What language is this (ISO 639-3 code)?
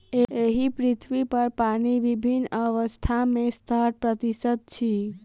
mai